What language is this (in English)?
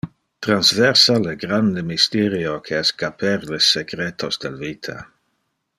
Interlingua